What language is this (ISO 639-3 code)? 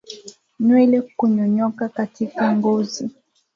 swa